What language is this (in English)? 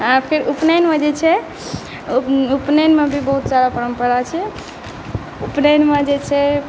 Maithili